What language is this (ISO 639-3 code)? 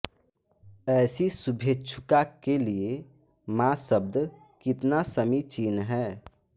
hin